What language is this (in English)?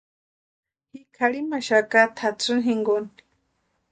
Western Highland Purepecha